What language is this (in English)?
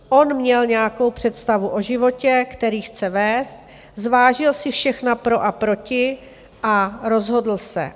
Czech